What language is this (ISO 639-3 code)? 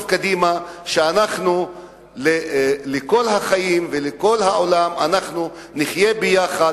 heb